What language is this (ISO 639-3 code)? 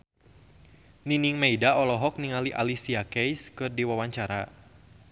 sun